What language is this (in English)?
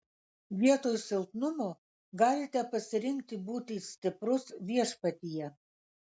Lithuanian